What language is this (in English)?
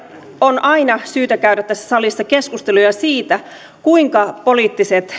Finnish